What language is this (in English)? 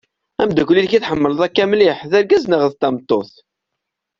Kabyle